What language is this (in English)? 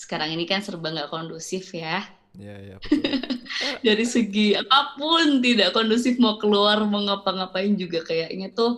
Indonesian